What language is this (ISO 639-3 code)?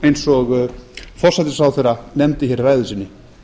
isl